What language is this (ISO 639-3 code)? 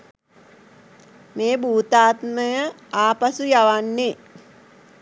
sin